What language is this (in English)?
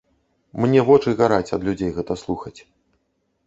Belarusian